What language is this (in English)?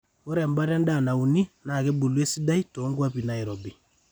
Masai